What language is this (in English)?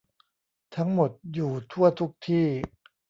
Thai